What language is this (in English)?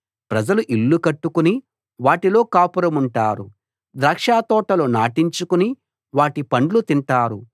Telugu